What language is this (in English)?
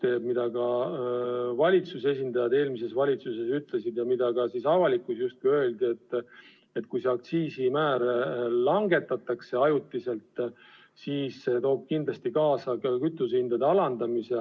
Estonian